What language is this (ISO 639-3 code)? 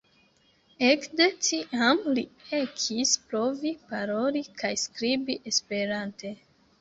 epo